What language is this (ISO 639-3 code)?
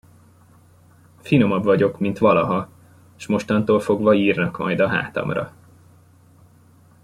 hun